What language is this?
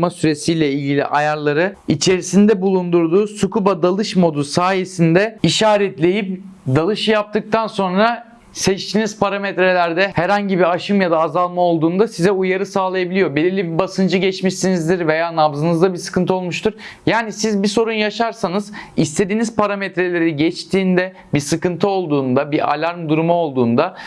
Turkish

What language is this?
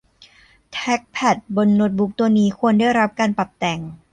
Thai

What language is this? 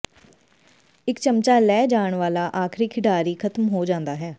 Punjabi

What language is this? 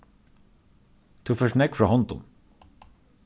Faroese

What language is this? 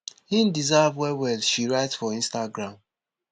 Nigerian Pidgin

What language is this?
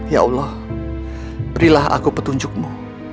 Indonesian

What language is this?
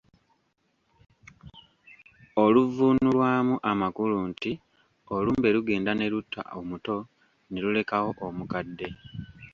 Ganda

